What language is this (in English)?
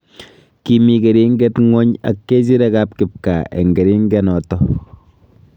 Kalenjin